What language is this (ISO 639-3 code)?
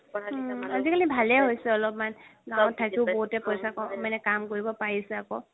asm